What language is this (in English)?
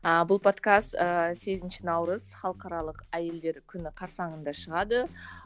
Kazakh